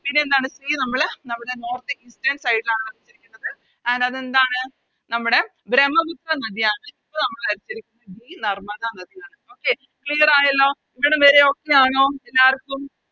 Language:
Malayalam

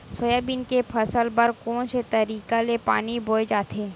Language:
Chhattisgarhi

